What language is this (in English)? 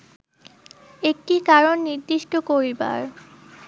Bangla